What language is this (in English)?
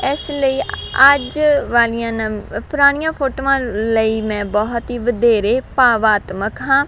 Punjabi